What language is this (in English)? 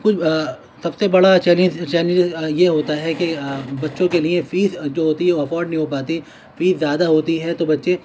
Urdu